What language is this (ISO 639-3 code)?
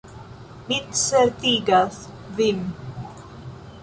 epo